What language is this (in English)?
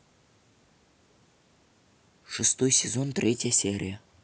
Russian